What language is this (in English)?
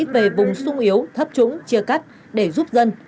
Vietnamese